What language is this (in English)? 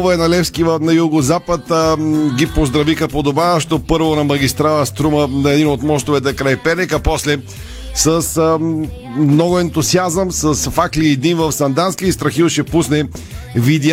Bulgarian